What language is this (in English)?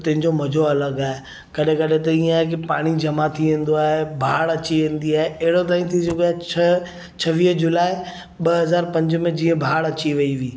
Sindhi